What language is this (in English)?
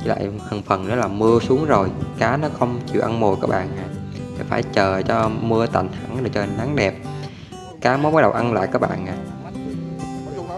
Vietnamese